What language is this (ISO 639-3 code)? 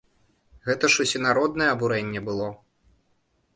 bel